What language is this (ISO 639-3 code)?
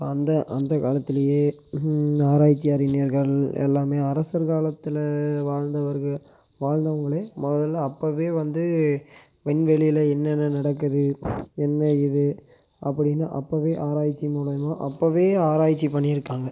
tam